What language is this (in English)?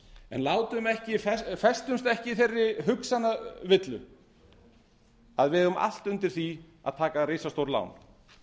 Icelandic